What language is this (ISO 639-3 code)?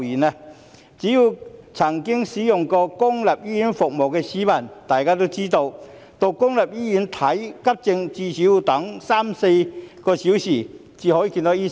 yue